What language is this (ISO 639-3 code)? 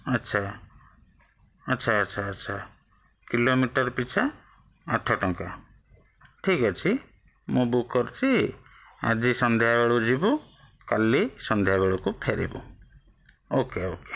ori